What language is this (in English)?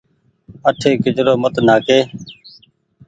Goaria